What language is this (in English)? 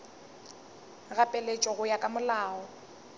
Northern Sotho